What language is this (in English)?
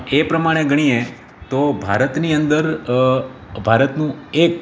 Gujarati